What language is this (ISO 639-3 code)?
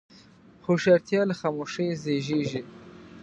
pus